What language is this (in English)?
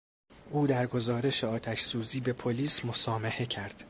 Persian